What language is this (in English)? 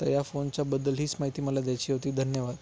Marathi